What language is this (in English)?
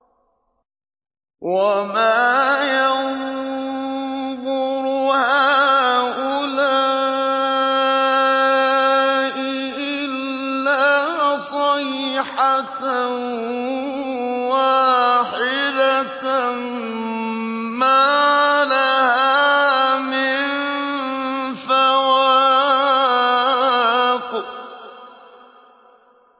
Arabic